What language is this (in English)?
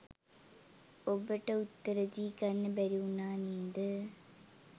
Sinhala